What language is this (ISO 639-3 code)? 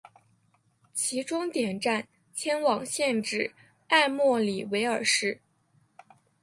zho